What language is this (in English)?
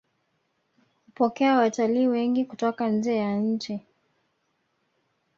Swahili